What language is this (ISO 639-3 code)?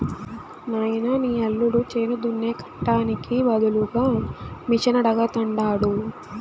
tel